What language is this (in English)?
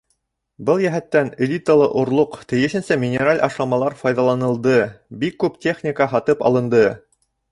Bashkir